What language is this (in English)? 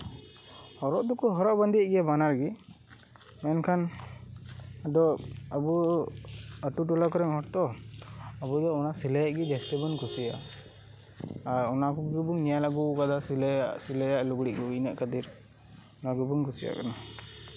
Santali